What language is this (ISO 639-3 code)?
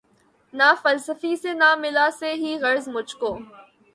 urd